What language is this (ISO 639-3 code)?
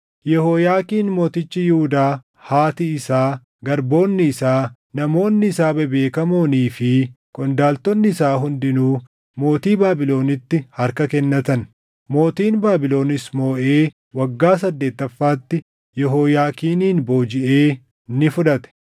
orm